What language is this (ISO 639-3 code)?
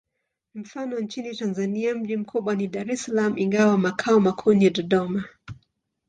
swa